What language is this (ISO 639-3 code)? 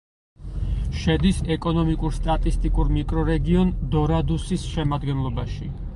kat